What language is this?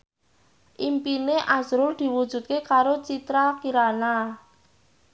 Javanese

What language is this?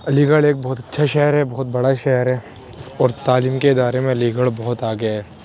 Urdu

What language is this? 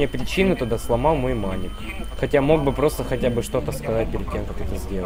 Russian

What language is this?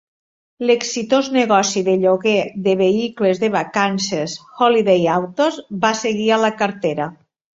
Catalan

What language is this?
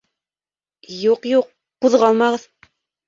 Bashkir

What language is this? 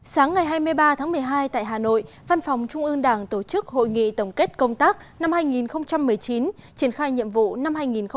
Vietnamese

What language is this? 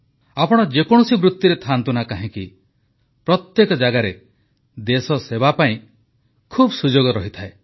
Odia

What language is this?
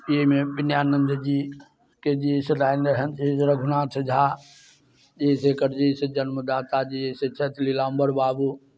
Maithili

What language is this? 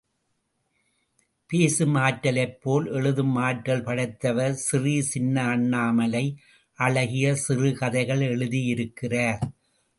Tamil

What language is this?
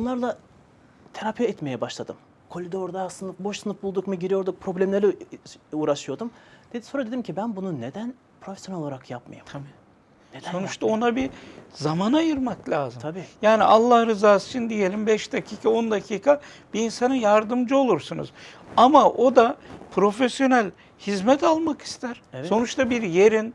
Turkish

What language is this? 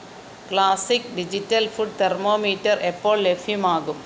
Malayalam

